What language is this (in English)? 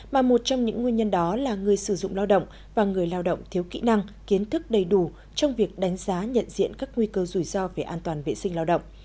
Vietnamese